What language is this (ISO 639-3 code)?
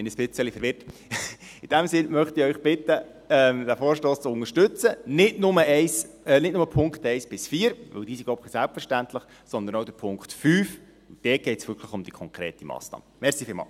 gsw